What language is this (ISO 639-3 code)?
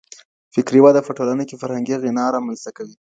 pus